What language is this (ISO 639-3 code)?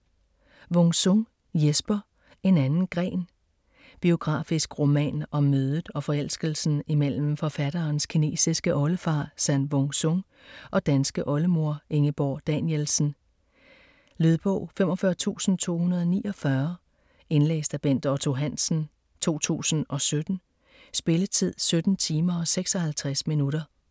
dan